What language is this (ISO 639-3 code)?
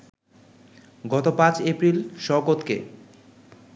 ben